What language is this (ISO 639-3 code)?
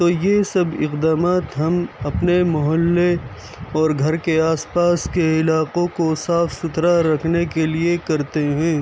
urd